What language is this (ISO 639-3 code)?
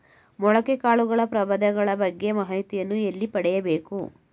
kan